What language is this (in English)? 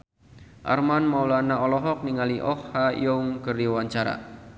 Sundanese